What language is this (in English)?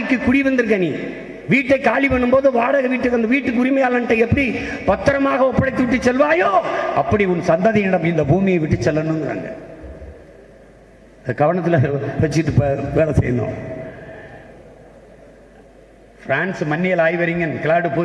Tamil